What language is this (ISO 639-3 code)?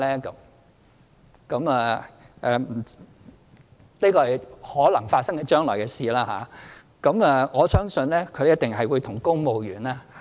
yue